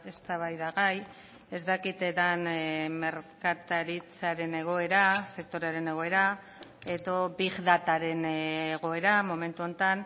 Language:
Basque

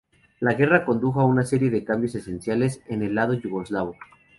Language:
Spanish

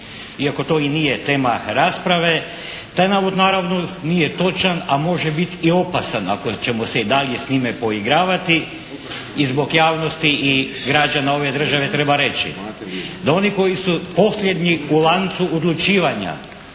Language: Croatian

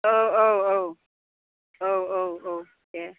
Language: Bodo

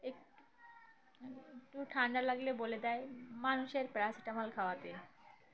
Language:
Bangla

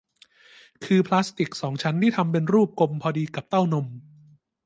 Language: Thai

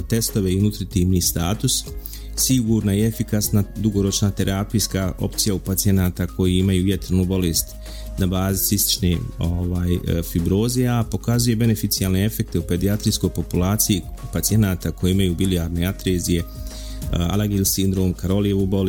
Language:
Croatian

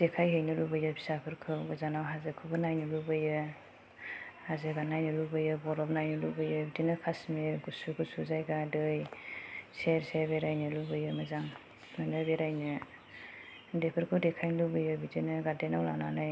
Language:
Bodo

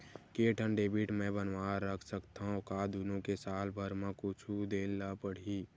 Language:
Chhattisgarhi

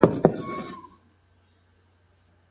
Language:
Pashto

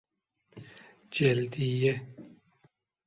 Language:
Persian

